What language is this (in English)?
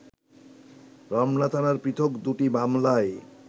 Bangla